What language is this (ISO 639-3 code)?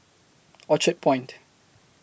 eng